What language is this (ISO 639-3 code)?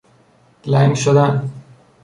fas